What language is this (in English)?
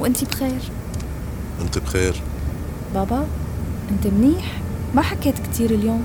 Arabic